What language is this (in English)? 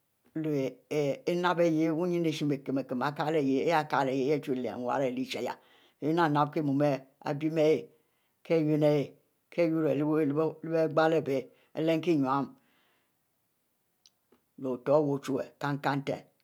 Mbe